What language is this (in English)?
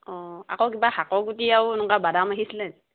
Assamese